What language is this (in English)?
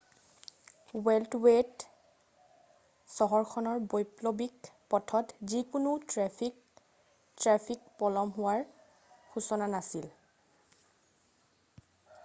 Assamese